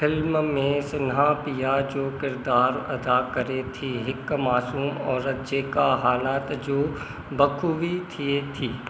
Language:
Sindhi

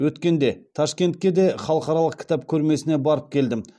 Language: Kazakh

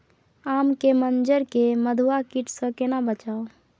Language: Maithili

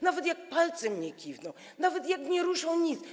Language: Polish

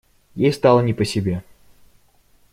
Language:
Russian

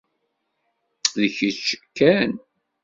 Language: Kabyle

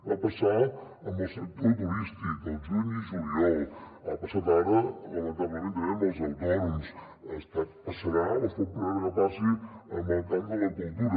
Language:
Catalan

